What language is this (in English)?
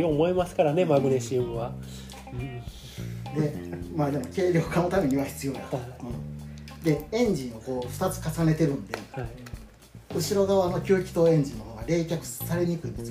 Japanese